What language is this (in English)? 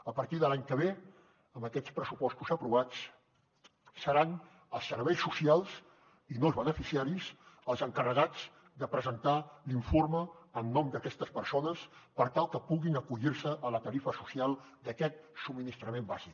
Catalan